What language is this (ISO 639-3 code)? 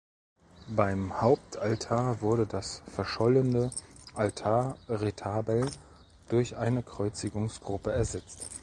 deu